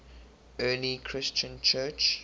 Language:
English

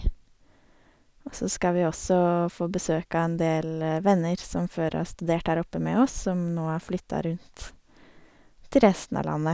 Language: Norwegian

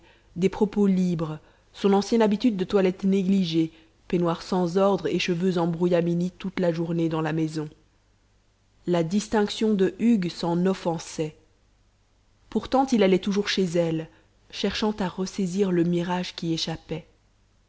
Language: French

